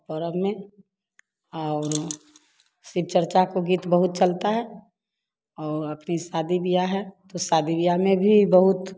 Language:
Hindi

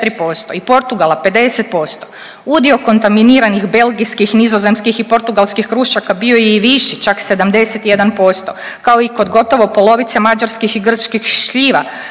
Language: Croatian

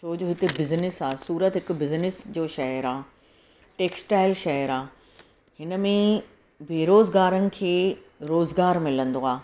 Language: Sindhi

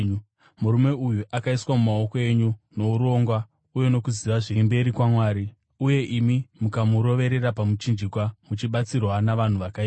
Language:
Shona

